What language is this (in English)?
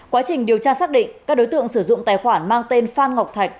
Vietnamese